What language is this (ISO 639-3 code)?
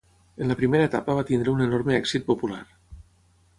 cat